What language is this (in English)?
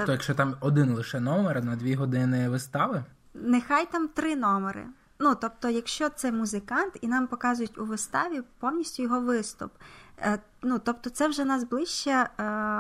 Ukrainian